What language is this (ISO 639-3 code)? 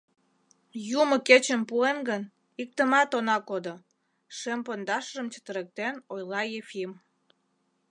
chm